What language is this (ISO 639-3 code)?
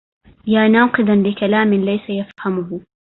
ara